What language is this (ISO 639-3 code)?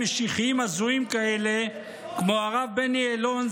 heb